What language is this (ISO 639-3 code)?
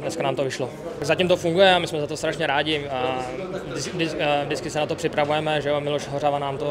ces